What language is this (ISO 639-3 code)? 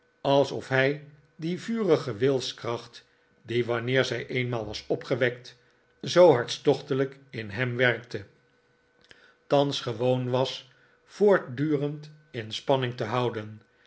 nld